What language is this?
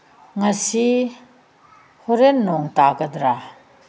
Manipuri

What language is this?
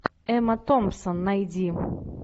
Russian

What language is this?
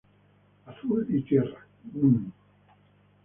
Spanish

